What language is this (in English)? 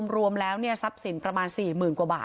Thai